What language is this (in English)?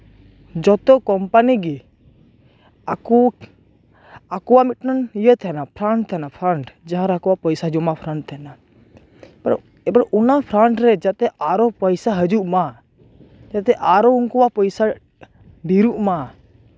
Santali